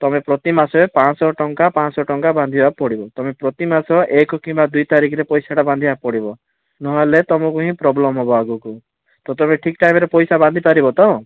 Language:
Odia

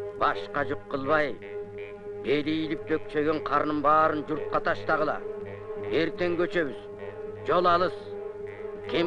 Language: Turkish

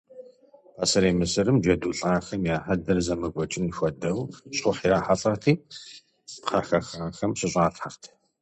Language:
Kabardian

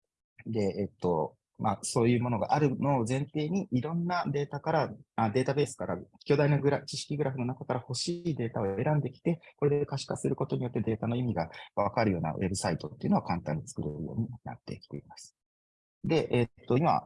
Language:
Japanese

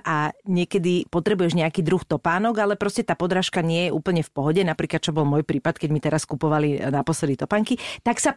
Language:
Slovak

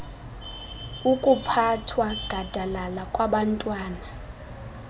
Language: Xhosa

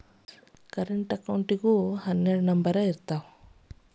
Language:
Kannada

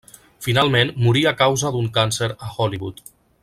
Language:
Catalan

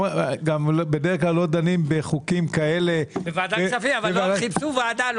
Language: Hebrew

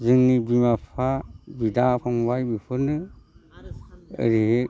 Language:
Bodo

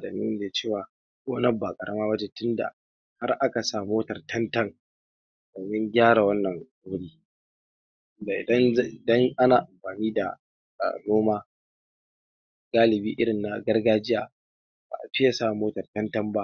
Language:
Hausa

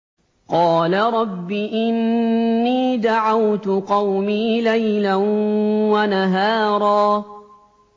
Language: Arabic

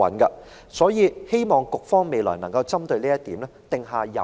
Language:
Cantonese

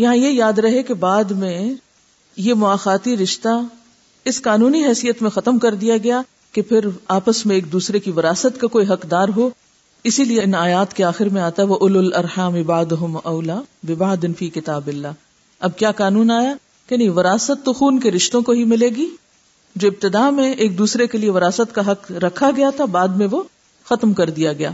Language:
Urdu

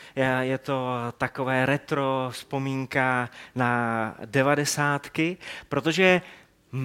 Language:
Czech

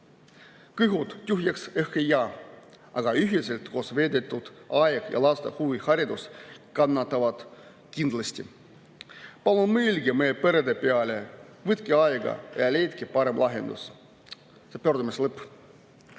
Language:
Estonian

